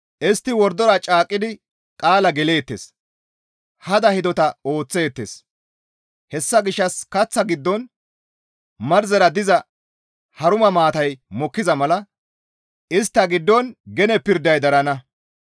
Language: Gamo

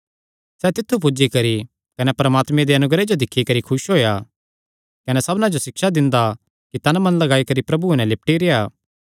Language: Kangri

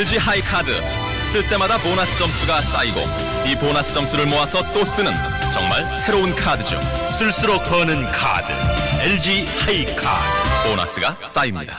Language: Korean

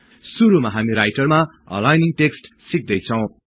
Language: Nepali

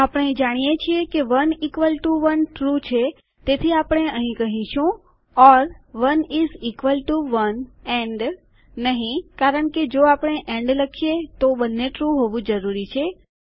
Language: Gujarati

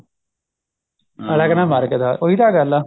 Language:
Punjabi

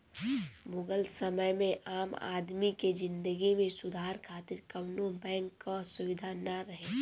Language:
Bhojpuri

